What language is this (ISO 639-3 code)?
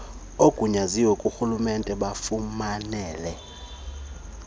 xho